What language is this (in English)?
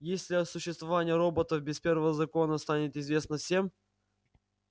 Russian